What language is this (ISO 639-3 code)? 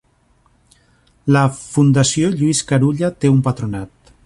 cat